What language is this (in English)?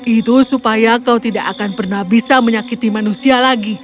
Indonesian